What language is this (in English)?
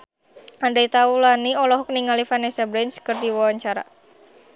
Sundanese